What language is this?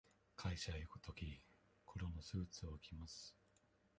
Japanese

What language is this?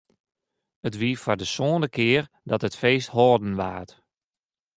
Western Frisian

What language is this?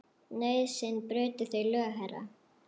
Icelandic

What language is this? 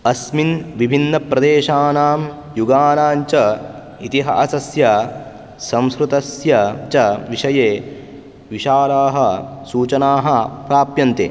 Sanskrit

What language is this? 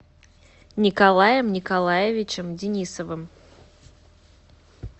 Russian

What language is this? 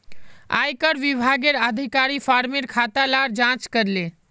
Magahi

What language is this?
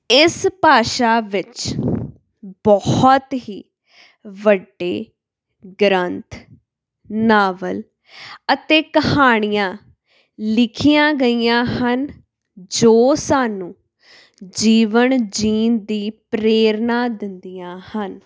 Punjabi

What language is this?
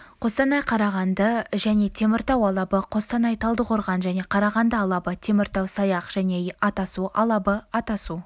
Kazakh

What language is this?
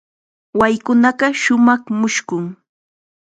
Chiquián Ancash Quechua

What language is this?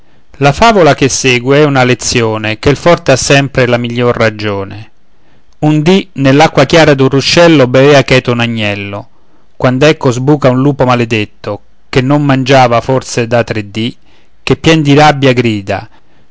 Italian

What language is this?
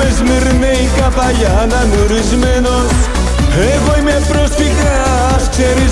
Greek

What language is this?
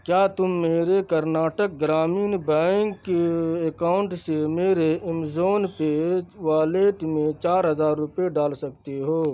Urdu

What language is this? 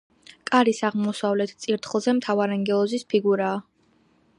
Georgian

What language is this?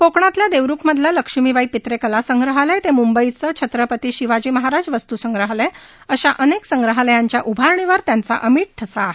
Marathi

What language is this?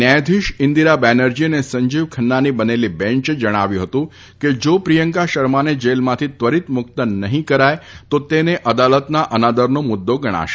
Gujarati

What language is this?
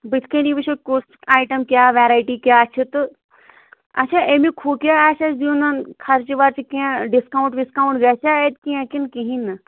Kashmiri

